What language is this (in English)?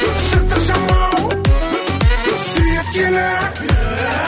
Kazakh